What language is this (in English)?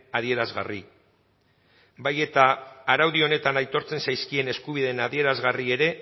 Basque